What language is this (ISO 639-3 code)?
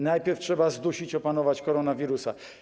pol